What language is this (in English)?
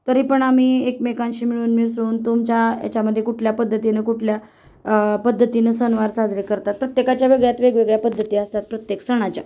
Marathi